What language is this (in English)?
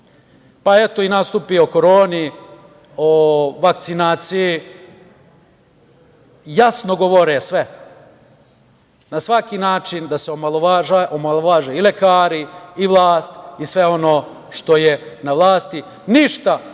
Serbian